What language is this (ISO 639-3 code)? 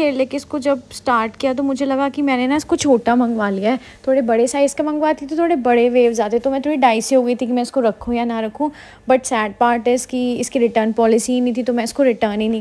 hin